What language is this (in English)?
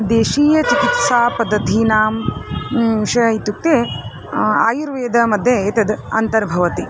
Sanskrit